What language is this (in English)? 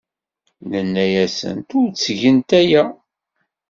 Kabyle